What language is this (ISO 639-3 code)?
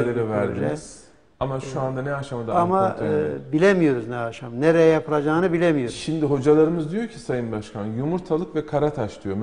tur